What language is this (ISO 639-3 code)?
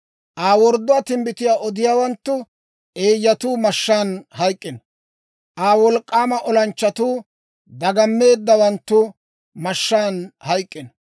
dwr